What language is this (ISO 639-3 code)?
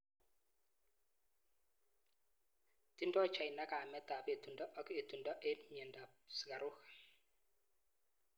kln